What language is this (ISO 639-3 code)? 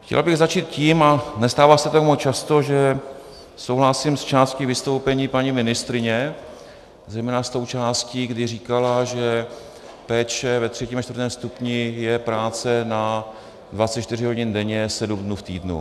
ces